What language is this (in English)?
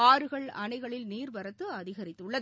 Tamil